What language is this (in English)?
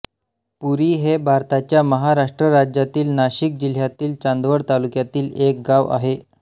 Marathi